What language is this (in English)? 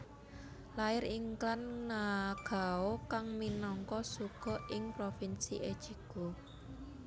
Javanese